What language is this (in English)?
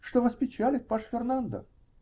Russian